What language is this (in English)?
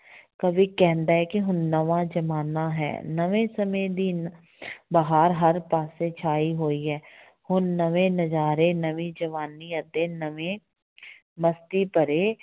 Punjabi